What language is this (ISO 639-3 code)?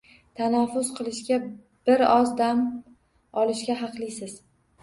uzb